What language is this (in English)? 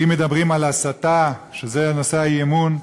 Hebrew